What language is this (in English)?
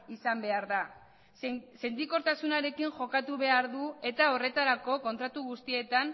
Basque